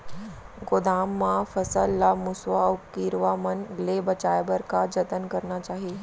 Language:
Chhattisgarhi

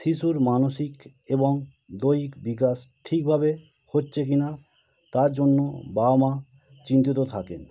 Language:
Bangla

